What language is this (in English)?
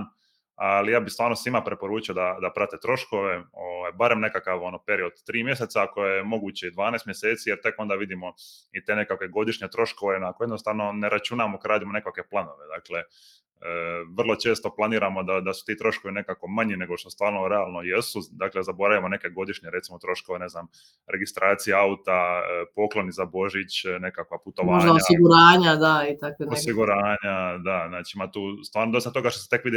Croatian